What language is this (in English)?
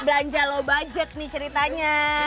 Indonesian